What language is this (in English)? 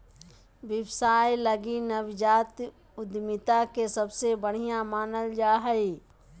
Magahi